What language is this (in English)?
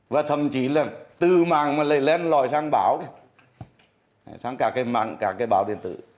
Vietnamese